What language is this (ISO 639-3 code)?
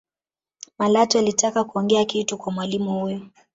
swa